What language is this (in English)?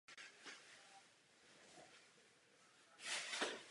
Czech